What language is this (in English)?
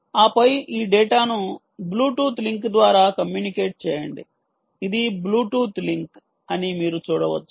Telugu